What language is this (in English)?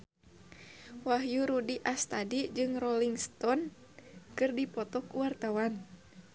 Sundanese